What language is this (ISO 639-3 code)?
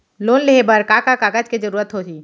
hne